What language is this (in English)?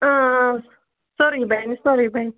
Kashmiri